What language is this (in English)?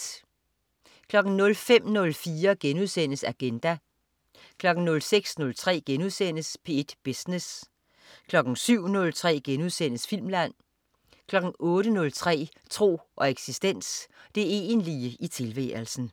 Danish